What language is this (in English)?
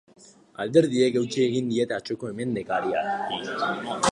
Basque